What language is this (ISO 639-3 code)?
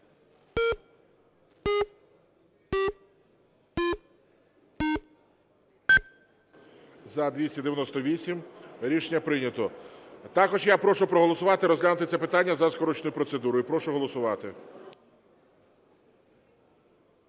ukr